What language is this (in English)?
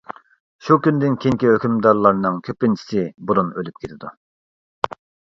Uyghur